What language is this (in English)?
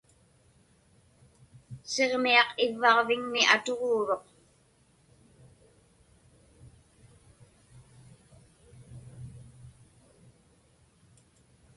Inupiaq